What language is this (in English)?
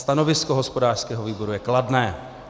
Czech